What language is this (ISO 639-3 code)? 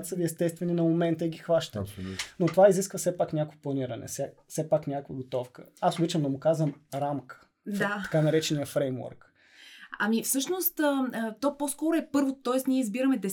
bul